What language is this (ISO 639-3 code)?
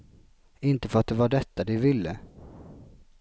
swe